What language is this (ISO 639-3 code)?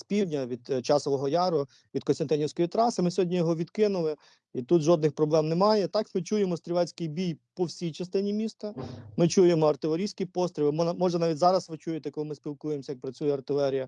ukr